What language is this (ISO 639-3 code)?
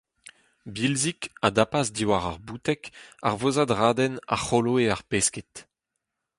bre